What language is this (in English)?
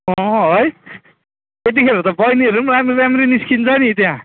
Nepali